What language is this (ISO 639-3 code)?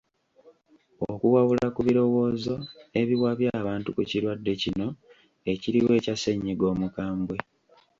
lug